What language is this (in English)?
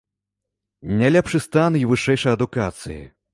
Belarusian